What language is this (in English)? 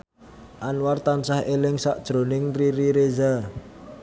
Javanese